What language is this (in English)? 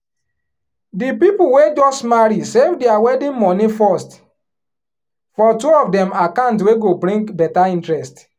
Nigerian Pidgin